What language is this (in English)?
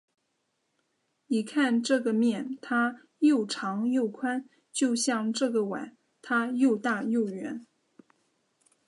Chinese